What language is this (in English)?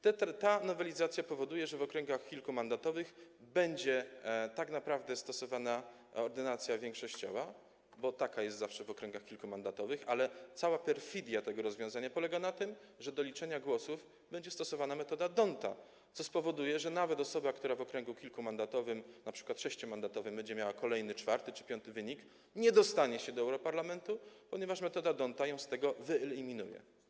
Polish